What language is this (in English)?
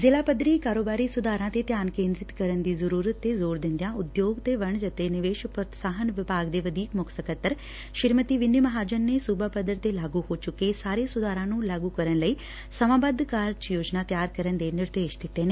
Punjabi